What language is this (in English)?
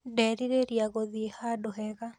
Kikuyu